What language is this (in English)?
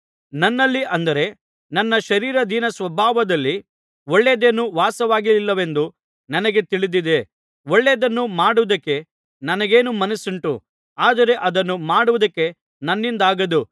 Kannada